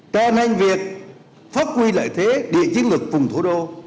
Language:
Vietnamese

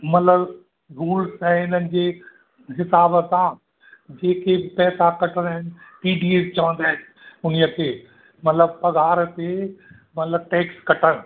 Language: Sindhi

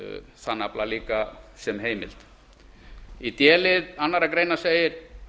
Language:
Icelandic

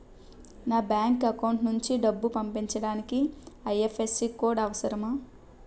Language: Telugu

